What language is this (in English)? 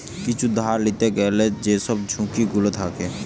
Bangla